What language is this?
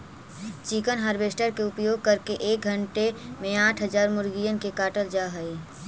Magahi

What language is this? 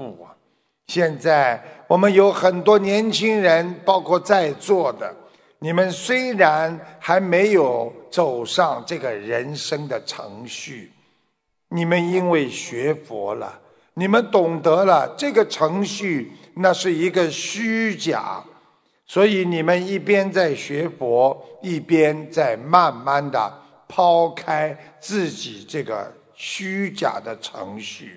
Chinese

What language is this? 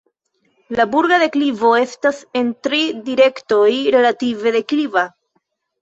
Esperanto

